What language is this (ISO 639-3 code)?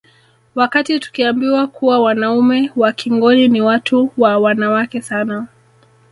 swa